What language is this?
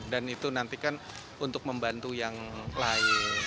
Indonesian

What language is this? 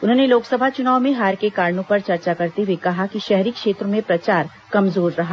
Hindi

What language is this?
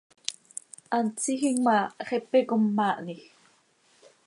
Seri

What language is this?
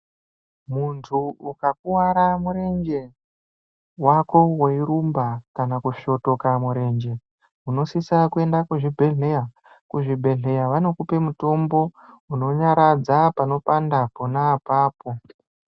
Ndau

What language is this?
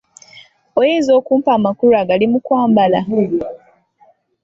Ganda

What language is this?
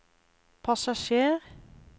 Norwegian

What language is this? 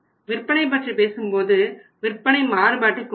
Tamil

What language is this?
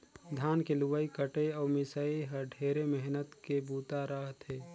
Chhattisgarhi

